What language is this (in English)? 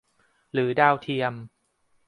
Thai